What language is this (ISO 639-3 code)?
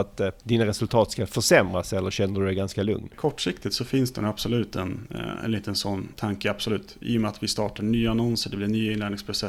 swe